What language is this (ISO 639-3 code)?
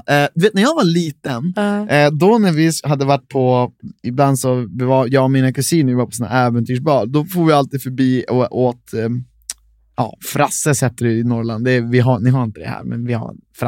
swe